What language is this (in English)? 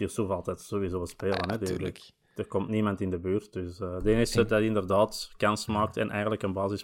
Dutch